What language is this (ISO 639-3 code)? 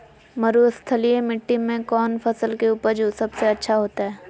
mag